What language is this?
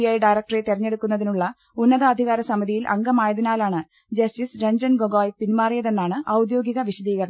Malayalam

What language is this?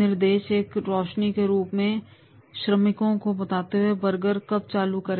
Hindi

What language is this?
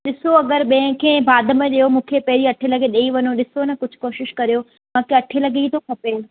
Sindhi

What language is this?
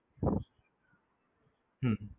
Gujarati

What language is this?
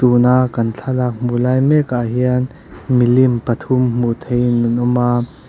Mizo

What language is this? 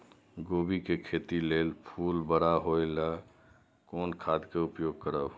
Maithili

